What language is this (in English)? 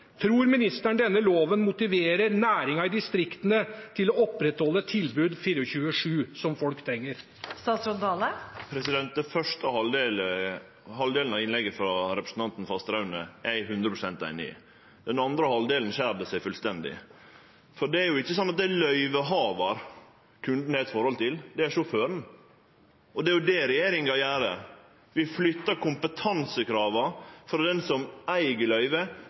Norwegian